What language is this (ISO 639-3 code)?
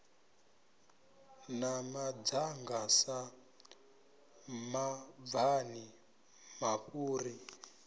ven